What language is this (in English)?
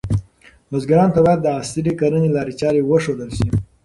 Pashto